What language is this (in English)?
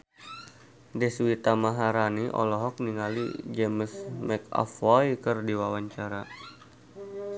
Sundanese